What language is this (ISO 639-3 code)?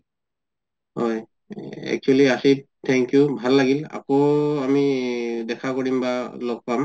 asm